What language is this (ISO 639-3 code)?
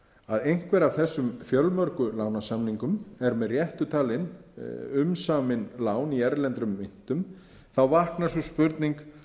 isl